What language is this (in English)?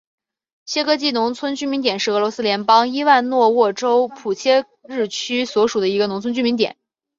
Chinese